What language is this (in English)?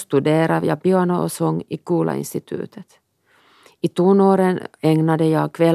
Swedish